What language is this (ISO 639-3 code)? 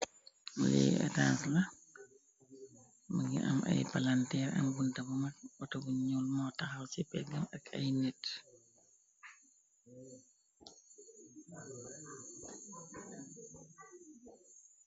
wol